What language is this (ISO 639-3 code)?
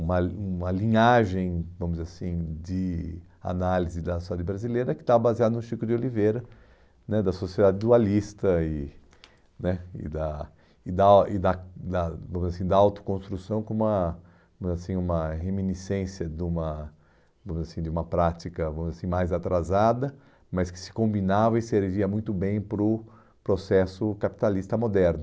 por